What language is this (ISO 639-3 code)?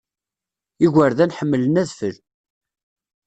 kab